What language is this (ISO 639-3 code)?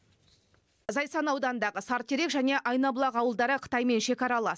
kaz